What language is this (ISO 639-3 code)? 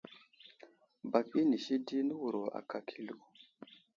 udl